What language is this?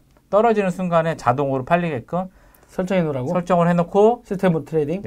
Korean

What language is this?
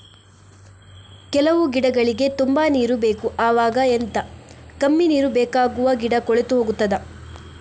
Kannada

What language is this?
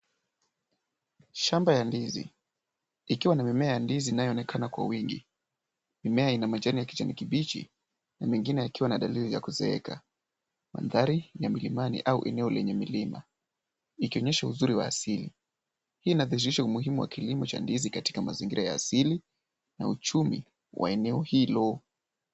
Swahili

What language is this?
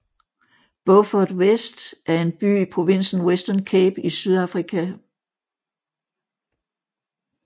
Danish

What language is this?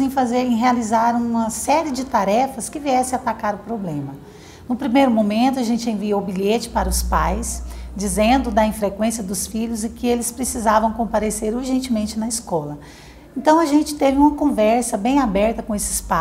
Portuguese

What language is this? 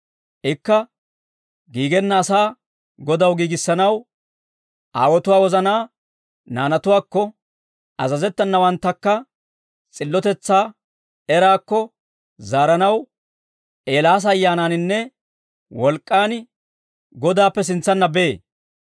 Dawro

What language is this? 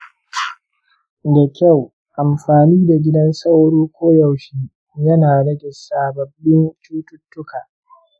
Hausa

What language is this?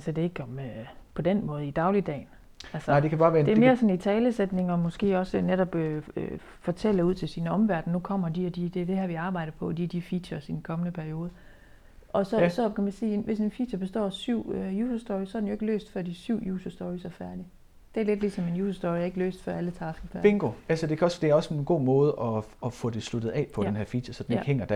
Danish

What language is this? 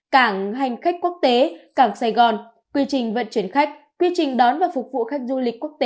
Vietnamese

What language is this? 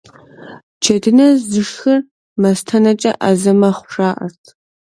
Kabardian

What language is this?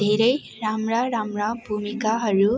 Nepali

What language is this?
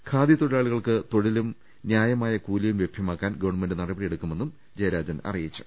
Malayalam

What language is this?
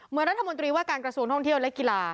Thai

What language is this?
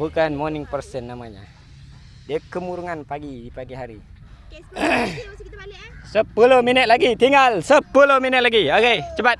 Malay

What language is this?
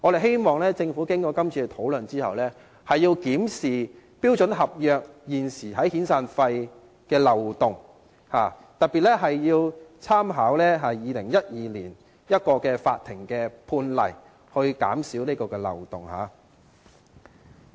Cantonese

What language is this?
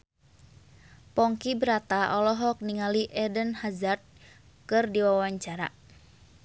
Sundanese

